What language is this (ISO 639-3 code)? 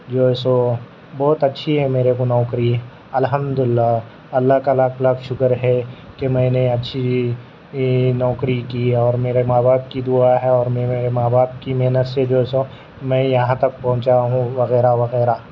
urd